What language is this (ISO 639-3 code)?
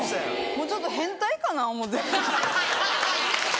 jpn